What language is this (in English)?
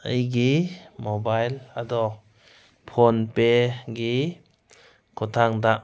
Manipuri